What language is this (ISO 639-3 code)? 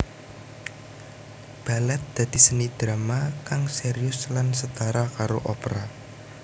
jav